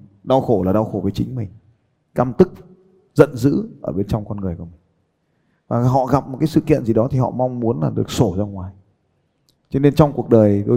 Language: Vietnamese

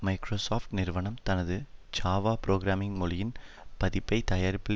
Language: Tamil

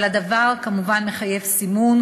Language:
Hebrew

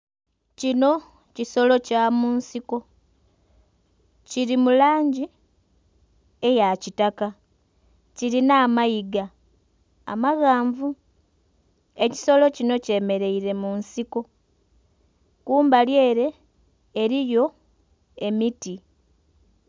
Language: Soga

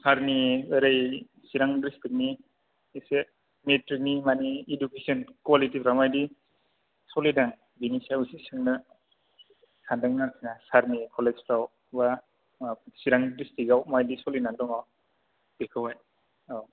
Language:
Bodo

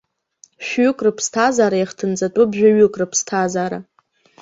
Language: Abkhazian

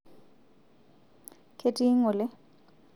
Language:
Masai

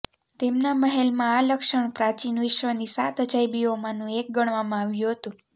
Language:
Gujarati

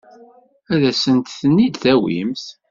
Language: Kabyle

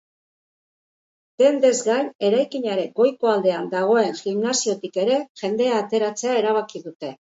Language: Basque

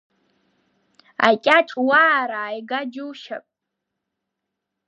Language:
Abkhazian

